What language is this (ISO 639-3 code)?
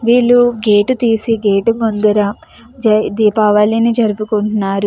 tel